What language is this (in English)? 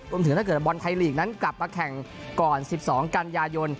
Thai